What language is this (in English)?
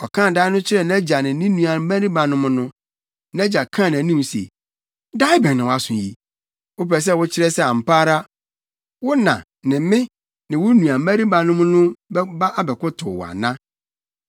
Akan